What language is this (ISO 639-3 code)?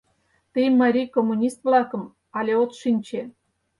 chm